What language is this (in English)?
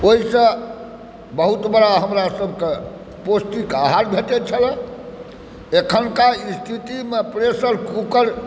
Maithili